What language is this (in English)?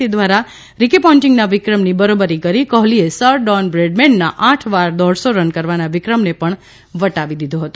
Gujarati